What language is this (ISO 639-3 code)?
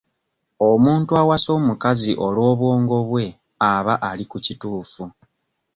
lug